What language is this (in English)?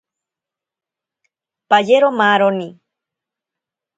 Ashéninka Perené